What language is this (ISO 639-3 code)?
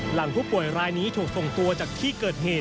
tha